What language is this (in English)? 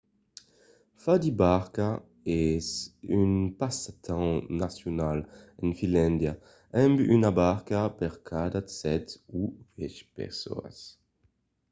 Occitan